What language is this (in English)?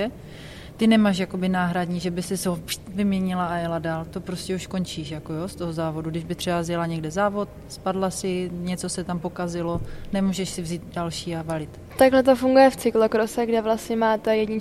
Czech